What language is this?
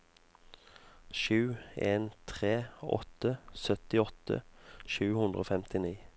Norwegian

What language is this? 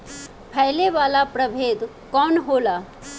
Bhojpuri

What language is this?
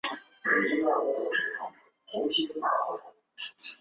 Chinese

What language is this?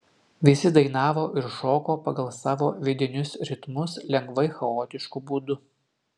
Lithuanian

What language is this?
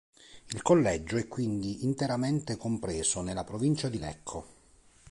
Italian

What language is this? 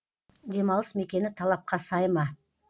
Kazakh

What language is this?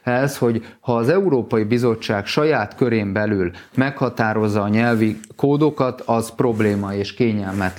Hungarian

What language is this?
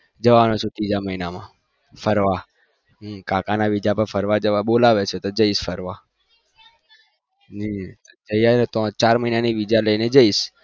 Gujarati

